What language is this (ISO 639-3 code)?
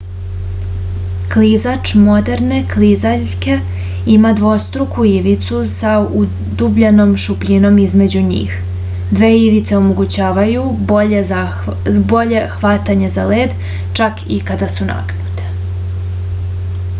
srp